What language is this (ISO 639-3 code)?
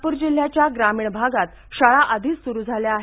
mar